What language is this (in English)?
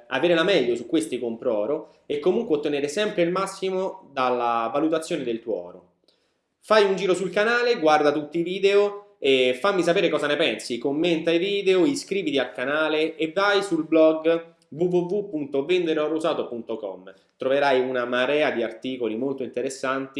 Italian